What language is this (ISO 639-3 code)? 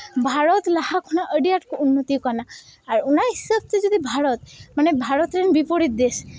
sat